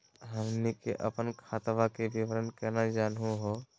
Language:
Magahi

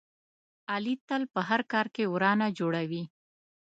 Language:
Pashto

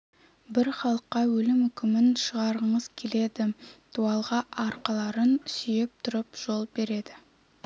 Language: Kazakh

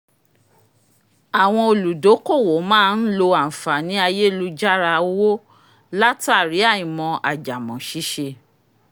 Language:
Yoruba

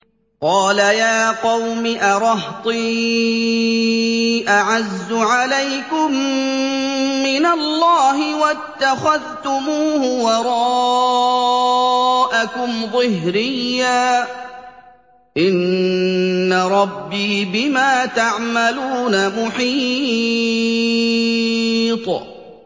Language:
Arabic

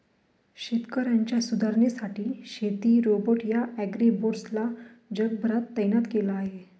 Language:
Marathi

